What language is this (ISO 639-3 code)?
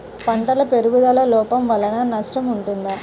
tel